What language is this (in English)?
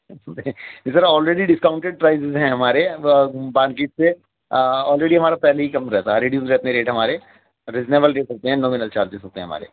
Urdu